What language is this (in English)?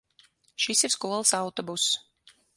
Latvian